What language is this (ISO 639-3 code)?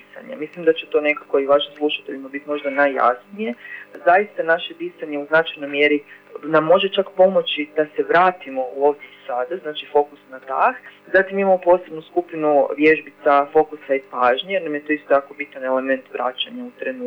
hrv